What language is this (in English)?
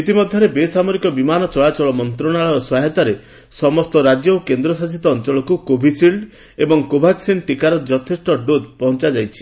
Odia